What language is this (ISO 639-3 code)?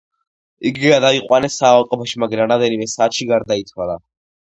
kat